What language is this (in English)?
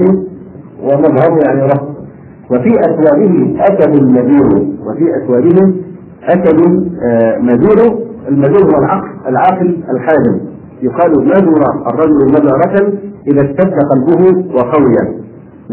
Arabic